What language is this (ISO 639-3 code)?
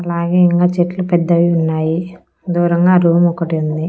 tel